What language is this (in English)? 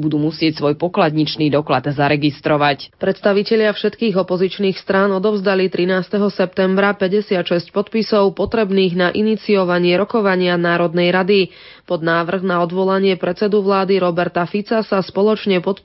Slovak